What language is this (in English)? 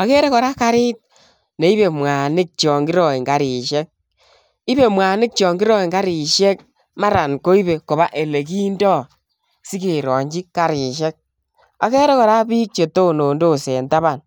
Kalenjin